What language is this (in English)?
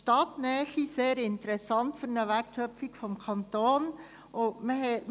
Swiss German